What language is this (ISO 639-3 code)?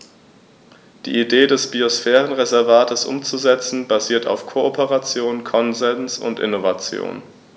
deu